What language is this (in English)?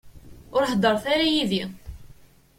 Kabyle